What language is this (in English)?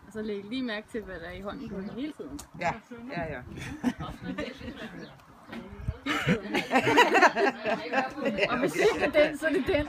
Danish